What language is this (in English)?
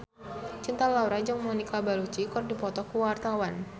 Sundanese